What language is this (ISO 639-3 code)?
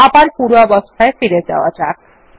ben